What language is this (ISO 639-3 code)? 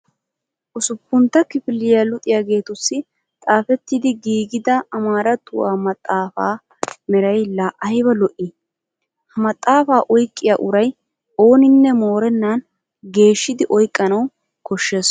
wal